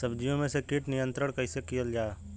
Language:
Bhojpuri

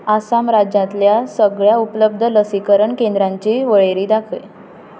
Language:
Konkani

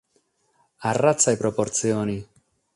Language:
Sardinian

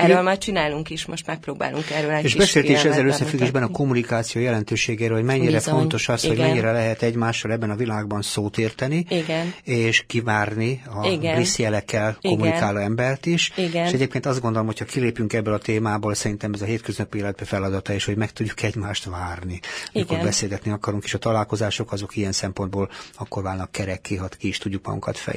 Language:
Hungarian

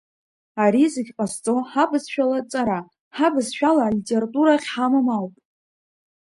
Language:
Abkhazian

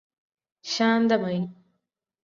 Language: Malayalam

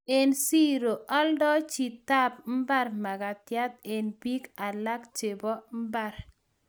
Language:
Kalenjin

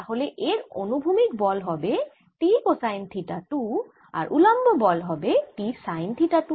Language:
Bangla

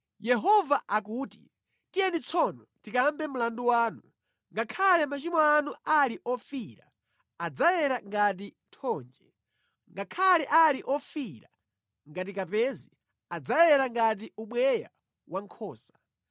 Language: Nyanja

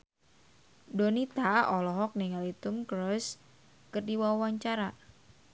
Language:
Sundanese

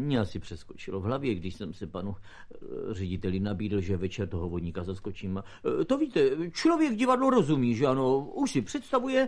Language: Czech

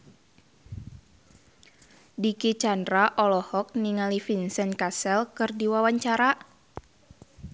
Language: Sundanese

